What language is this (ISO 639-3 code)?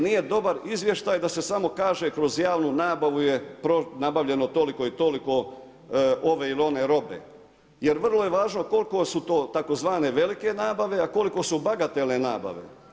hrv